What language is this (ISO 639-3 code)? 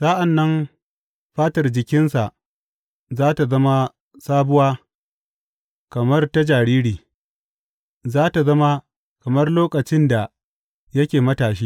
hau